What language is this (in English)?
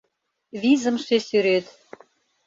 Mari